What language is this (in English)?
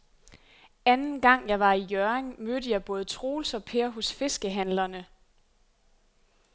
Danish